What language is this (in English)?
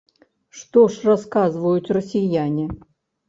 Belarusian